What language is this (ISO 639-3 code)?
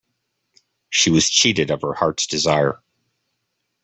eng